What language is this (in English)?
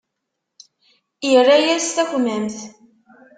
Kabyle